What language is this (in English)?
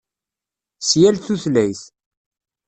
Kabyle